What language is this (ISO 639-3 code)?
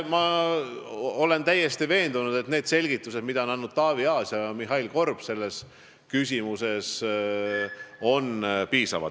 est